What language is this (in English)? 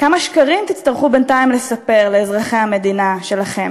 Hebrew